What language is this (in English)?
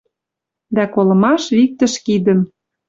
Western Mari